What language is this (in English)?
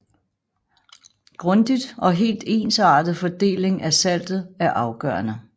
Danish